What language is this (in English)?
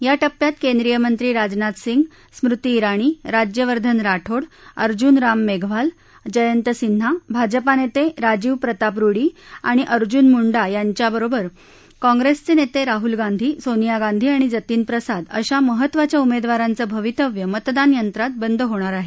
Marathi